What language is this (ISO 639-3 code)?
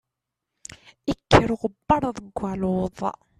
kab